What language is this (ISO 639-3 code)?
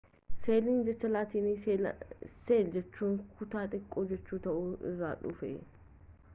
orm